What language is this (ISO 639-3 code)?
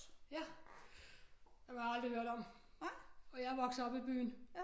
dan